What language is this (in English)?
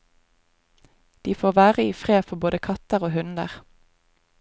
Norwegian